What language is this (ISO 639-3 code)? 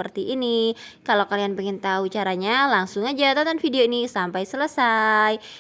ind